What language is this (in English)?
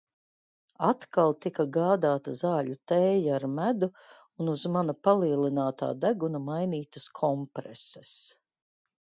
Latvian